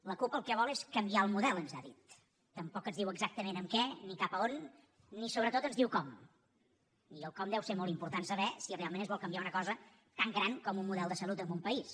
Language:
Catalan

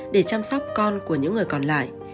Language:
Vietnamese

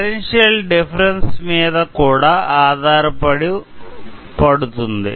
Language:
Telugu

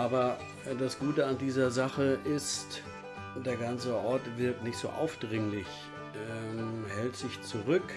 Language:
German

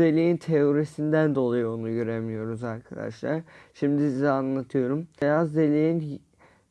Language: Turkish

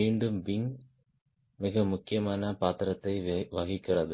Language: Tamil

